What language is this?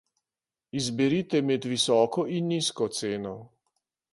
Slovenian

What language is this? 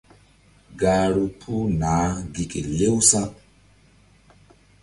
Mbum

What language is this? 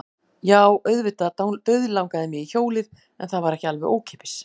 Icelandic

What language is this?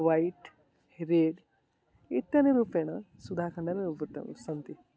Sanskrit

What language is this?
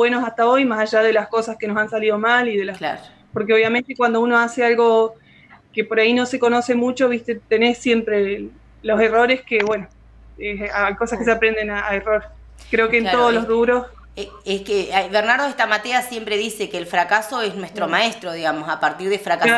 Spanish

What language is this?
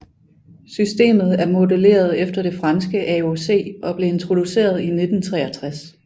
Danish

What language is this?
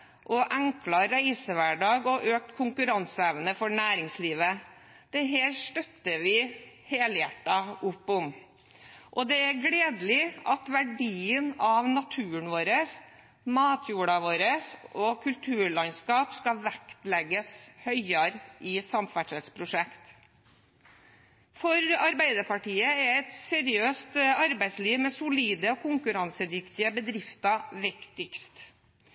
Norwegian Bokmål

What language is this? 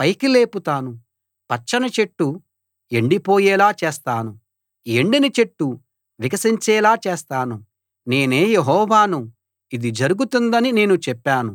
Telugu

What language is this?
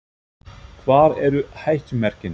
Icelandic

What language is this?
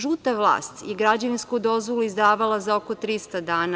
Serbian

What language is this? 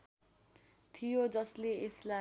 Nepali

